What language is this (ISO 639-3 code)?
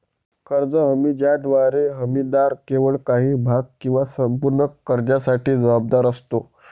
mar